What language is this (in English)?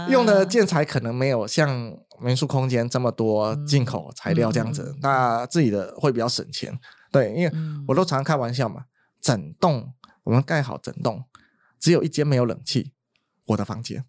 Chinese